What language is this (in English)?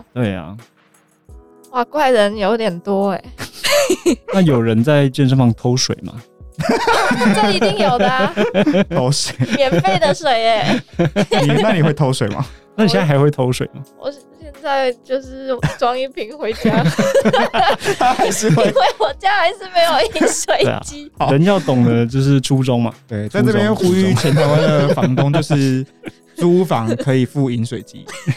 Chinese